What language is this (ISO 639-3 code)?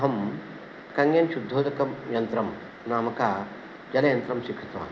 san